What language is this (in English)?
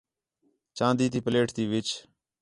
Khetrani